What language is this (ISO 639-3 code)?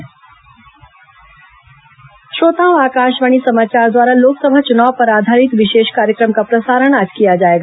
hin